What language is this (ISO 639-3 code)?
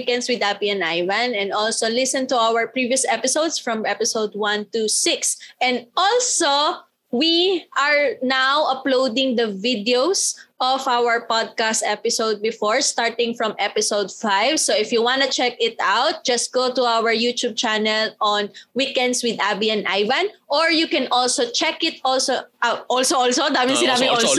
fil